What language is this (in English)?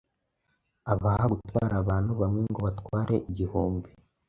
Kinyarwanda